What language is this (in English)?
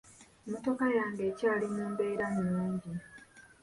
Ganda